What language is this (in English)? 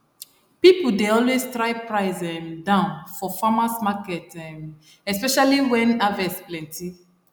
Nigerian Pidgin